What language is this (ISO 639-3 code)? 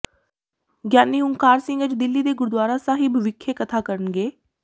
pan